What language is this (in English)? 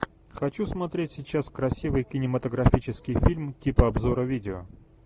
Russian